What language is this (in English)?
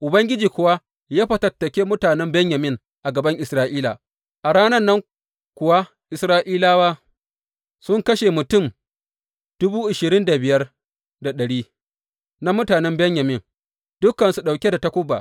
Hausa